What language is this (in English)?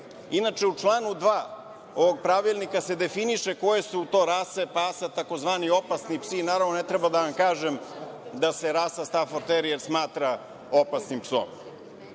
Serbian